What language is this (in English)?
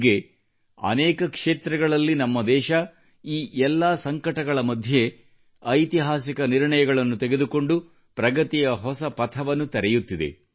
Kannada